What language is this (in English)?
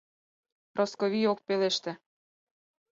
Mari